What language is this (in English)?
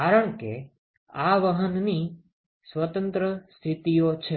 Gujarati